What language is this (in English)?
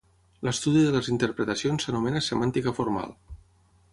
Catalan